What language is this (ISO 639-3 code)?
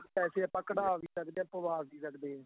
pan